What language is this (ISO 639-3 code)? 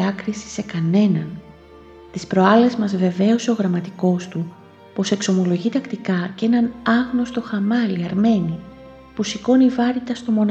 ell